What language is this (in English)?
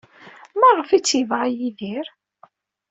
Kabyle